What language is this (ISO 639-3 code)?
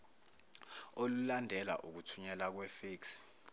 zul